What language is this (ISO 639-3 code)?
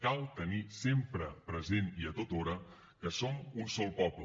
cat